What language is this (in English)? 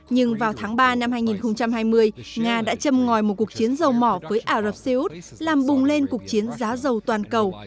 Vietnamese